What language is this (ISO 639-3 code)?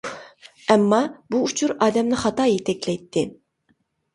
uig